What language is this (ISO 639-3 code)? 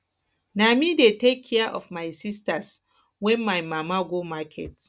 pcm